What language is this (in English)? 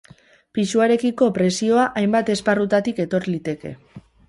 Basque